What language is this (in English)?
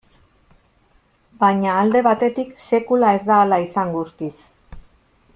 Basque